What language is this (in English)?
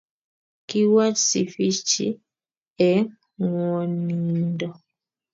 Kalenjin